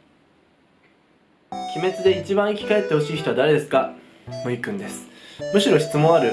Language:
Japanese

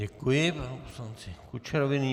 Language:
Czech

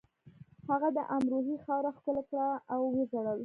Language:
Pashto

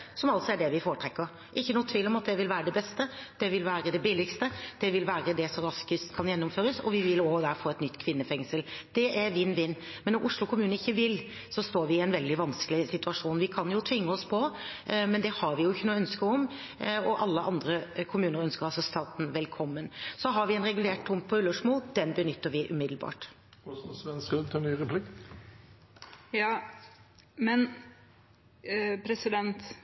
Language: Norwegian Bokmål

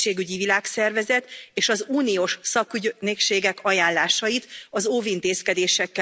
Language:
Hungarian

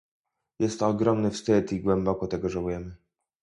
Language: Polish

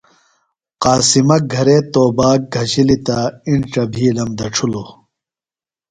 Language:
Phalura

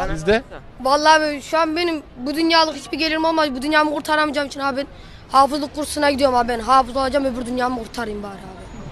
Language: Turkish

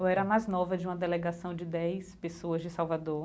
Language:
Portuguese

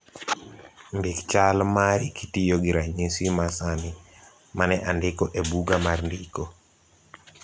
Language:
Luo (Kenya and Tanzania)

